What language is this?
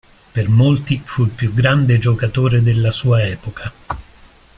Italian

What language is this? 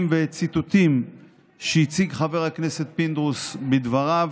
Hebrew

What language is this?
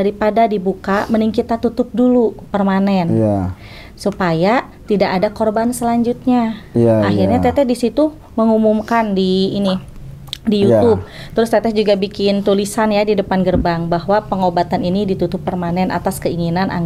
Indonesian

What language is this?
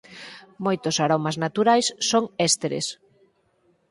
Galician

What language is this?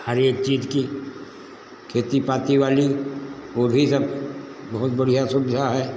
Hindi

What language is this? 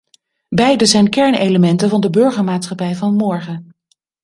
Dutch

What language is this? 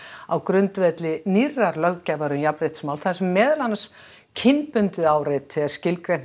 Icelandic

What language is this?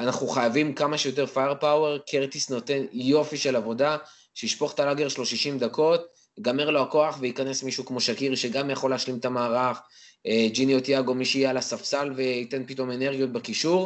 Hebrew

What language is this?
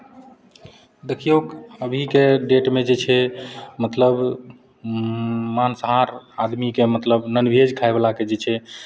Maithili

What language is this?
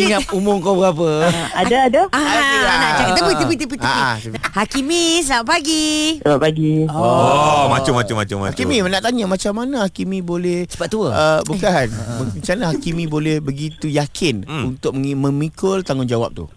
Malay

